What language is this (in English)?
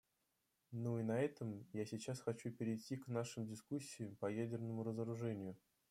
Russian